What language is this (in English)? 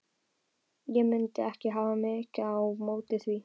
Icelandic